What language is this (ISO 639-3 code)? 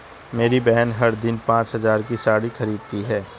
hin